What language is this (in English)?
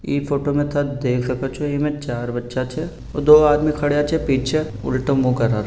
Marwari